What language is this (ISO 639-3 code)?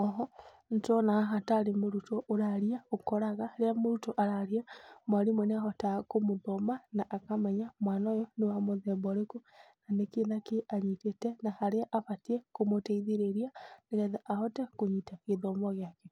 kik